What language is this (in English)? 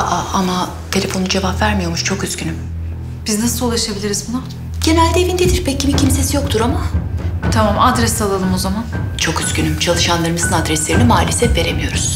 Turkish